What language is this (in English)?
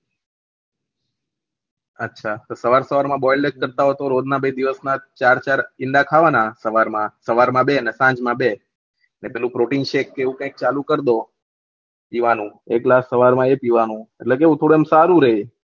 Gujarati